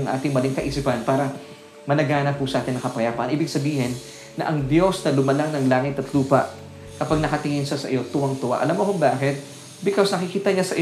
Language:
Filipino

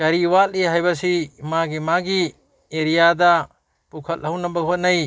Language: Manipuri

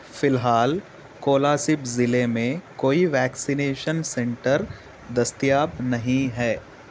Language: Urdu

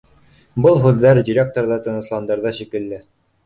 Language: Bashkir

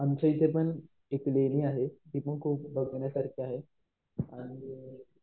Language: Marathi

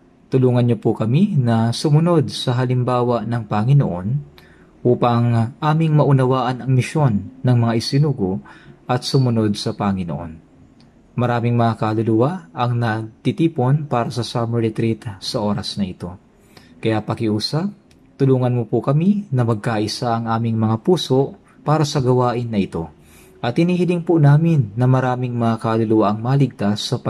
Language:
Filipino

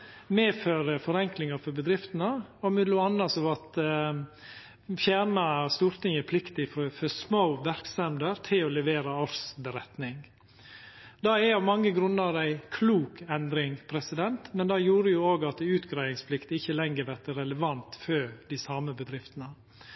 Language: Norwegian Nynorsk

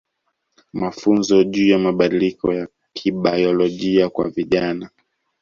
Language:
Swahili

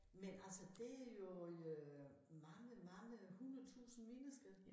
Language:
Danish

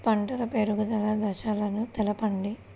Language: Telugu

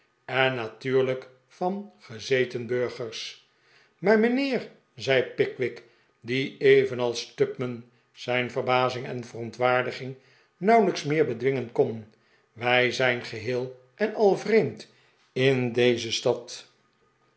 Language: Dutch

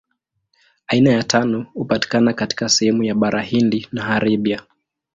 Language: Swahili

